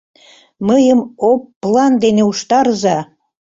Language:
Mari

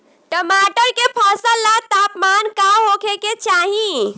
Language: Bhojpuri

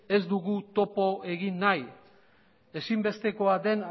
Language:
Basque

